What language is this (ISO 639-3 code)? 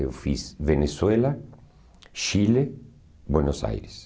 por